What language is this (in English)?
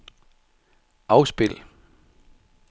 Danish